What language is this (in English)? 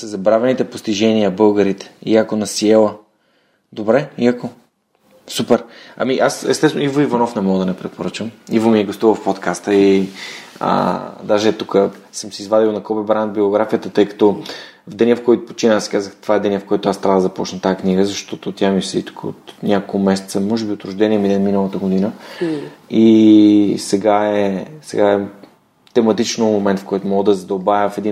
Bulgarian